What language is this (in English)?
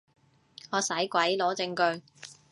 Cantonese